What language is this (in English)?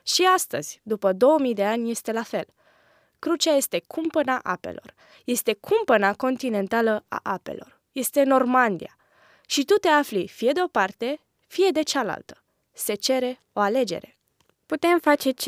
Romanian